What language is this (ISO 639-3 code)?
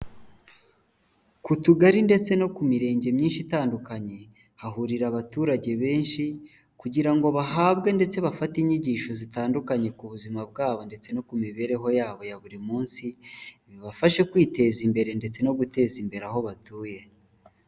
kin